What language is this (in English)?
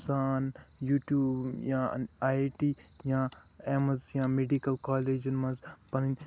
Kashmiri